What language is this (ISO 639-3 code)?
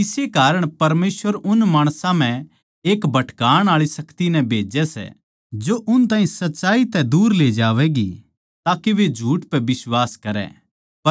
bgc